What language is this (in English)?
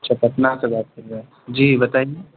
Urdu